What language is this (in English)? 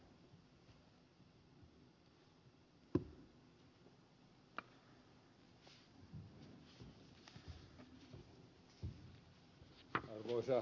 Finnish